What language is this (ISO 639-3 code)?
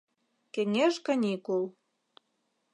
chm